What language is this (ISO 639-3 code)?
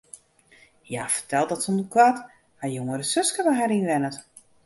fry